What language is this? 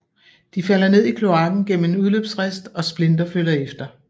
Danish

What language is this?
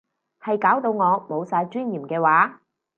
Cantonese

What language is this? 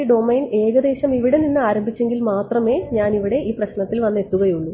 Malayalam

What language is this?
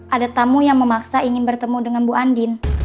Indonesian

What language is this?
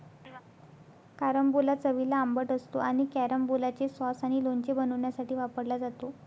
Marathi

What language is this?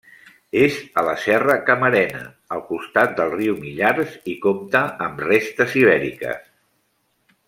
Catalan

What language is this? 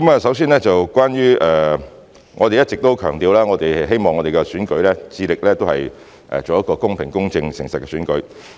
Cantonese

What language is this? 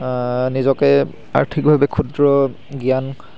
Assamese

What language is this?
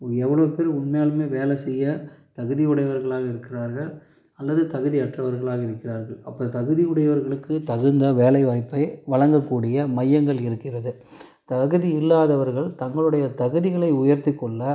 Tamil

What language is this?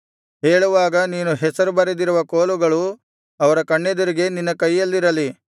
Kannada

